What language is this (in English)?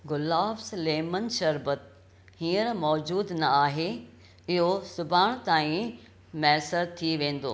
Sindhi